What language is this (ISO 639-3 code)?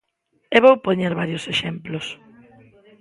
glg